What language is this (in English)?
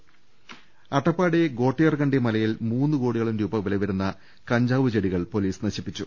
Malayalam